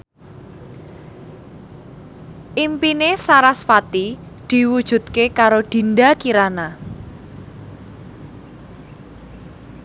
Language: Javanese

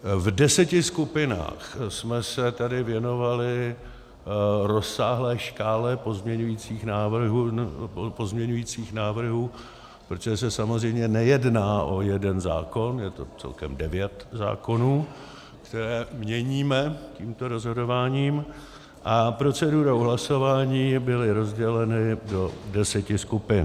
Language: Czech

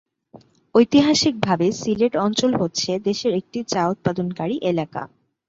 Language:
Bangla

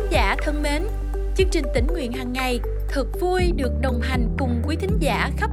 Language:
Vietnamese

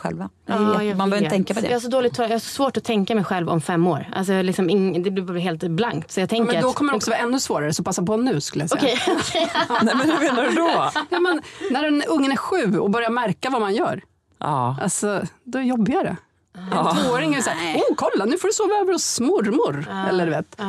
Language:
Swedish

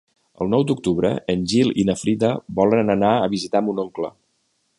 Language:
Catalan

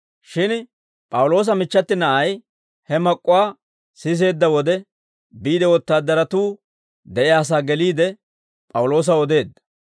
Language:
Dawro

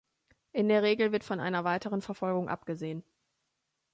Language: German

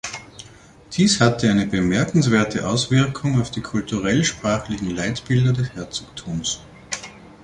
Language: German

